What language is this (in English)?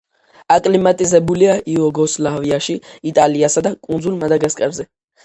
Georgian